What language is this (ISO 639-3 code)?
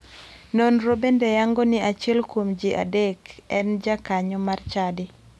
luo